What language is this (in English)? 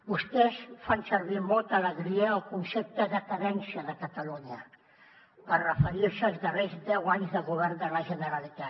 Catalan